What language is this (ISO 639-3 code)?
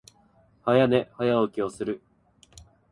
jpn